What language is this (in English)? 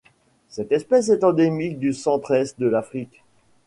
French